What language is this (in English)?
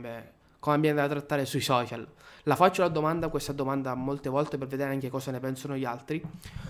Italian